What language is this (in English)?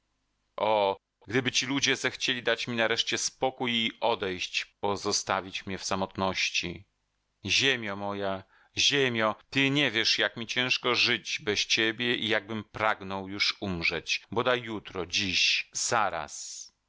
Polish